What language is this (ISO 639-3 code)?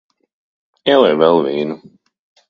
lav